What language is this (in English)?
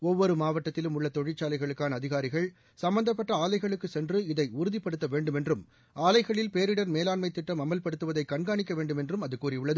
Tamil